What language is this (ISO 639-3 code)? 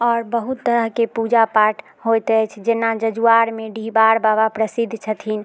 mai